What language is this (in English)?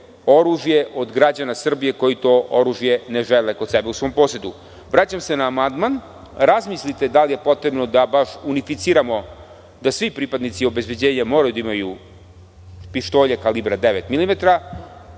Serbian